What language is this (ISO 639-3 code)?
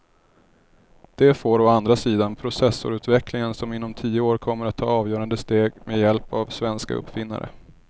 swe